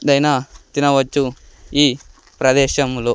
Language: Telugu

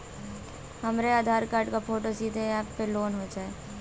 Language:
Bhojpuri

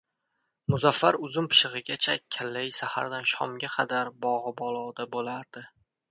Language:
Uzbek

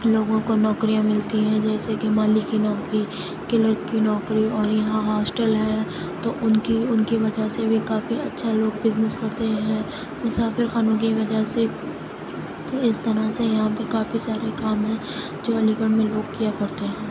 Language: Urdu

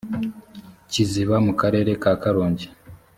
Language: Kinyarwanda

